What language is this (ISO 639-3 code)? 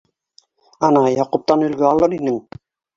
bak